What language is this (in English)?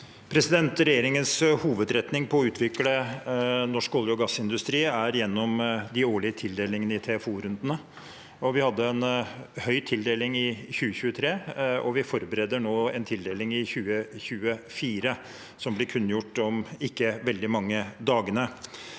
Norwegian